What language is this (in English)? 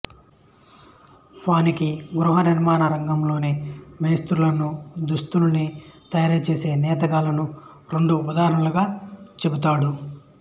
Telugu